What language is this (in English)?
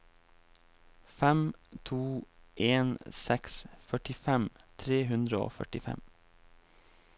Norwegian